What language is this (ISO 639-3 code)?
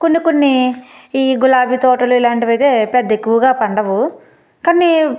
tel